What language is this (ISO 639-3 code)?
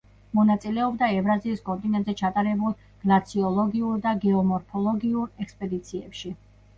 kat